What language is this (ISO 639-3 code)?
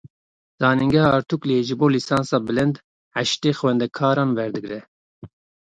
kur